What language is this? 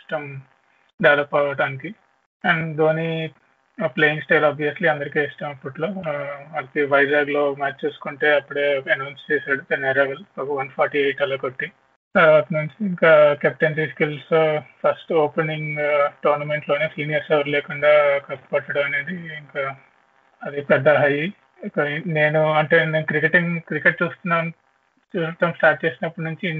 Telugu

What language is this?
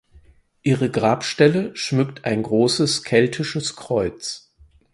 German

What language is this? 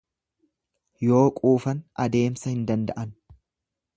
Oromo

